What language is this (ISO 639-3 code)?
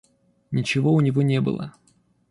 rus